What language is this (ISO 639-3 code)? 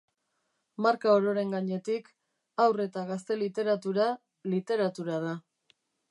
eus